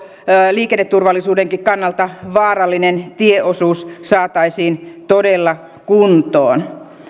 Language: Finnish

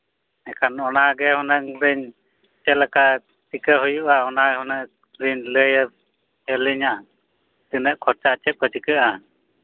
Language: Santali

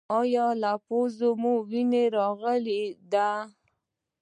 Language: Pashto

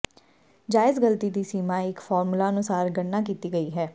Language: Punjabi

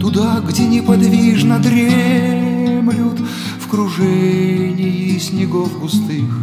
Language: Russian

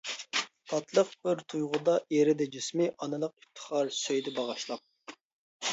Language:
Uyghur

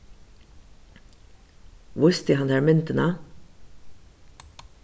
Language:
Faroese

